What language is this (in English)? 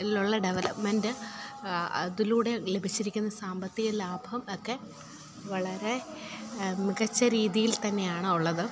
Malayalam